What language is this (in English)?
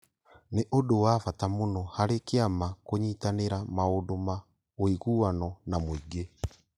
Kikuyu